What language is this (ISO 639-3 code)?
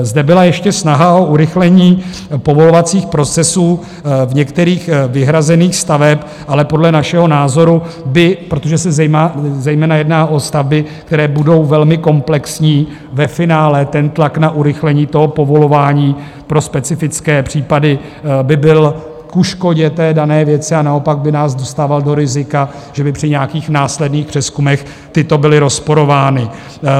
ces